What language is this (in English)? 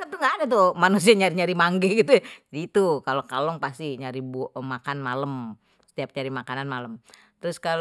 Betawi